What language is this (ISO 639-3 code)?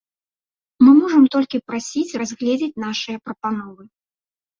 bel